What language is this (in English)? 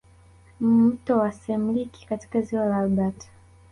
Swahili